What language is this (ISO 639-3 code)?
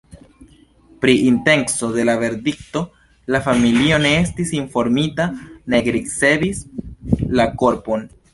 epo